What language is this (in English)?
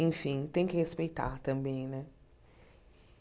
Portuguese